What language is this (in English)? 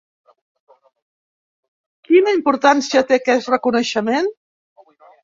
Catalan